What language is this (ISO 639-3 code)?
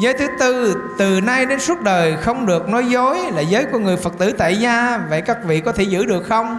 vie